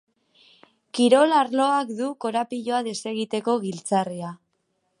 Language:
Basque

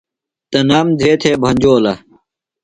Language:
Phalura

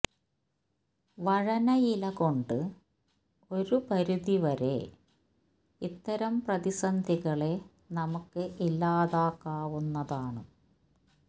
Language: Malayalam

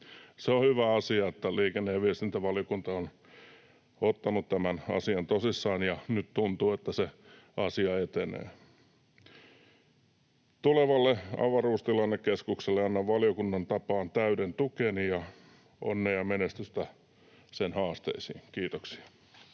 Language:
Finnish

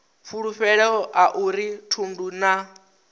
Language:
Venda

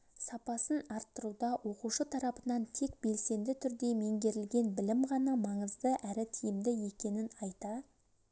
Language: Kazakh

